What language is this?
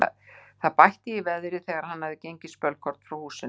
Icelandic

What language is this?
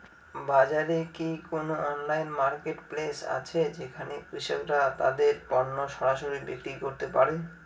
Bangla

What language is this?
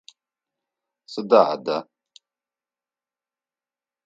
Adyghe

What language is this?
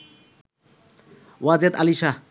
Bangla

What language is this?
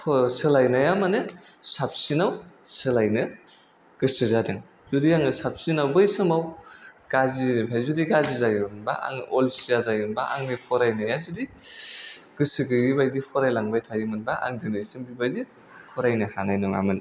Bodo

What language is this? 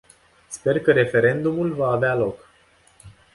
Romanian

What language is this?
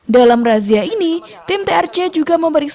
Indonesian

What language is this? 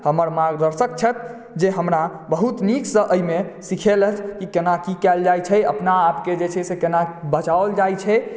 Maithili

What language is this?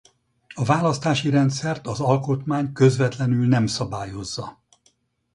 Hungarian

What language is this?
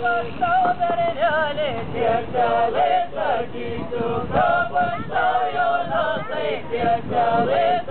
Ukrainian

